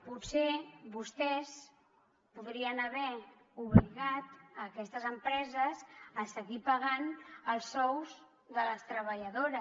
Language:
Catalan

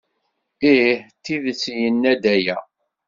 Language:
Kabyle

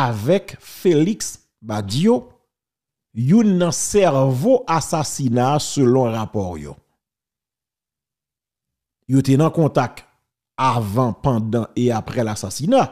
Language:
French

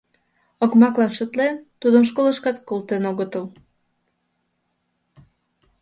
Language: Mari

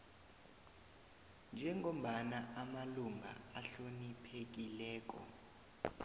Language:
South Ndebele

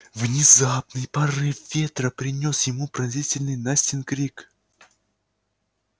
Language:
Russian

